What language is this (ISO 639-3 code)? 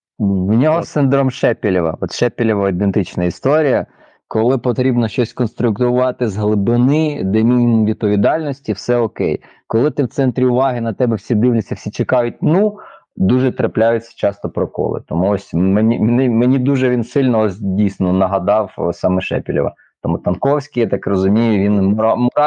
ukr